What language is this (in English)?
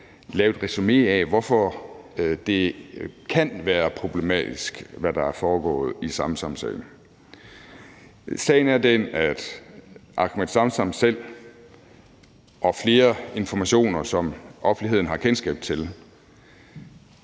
Danish